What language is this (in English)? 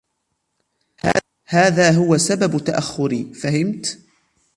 Arabic